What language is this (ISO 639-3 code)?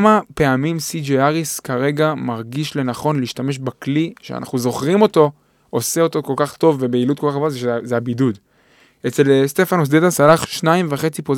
heb